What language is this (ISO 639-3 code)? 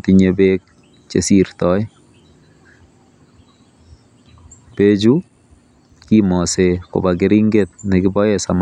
kln